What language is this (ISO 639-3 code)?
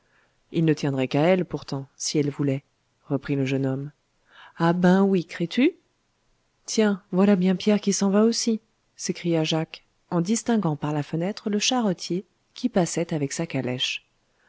fra